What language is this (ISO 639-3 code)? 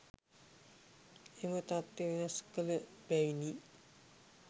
sin